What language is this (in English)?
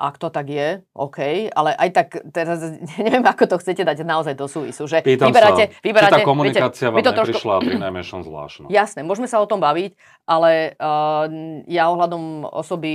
Slovak